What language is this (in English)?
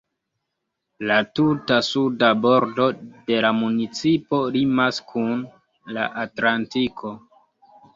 Esperanto